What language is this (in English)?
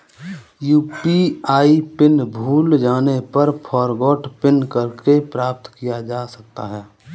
Hindi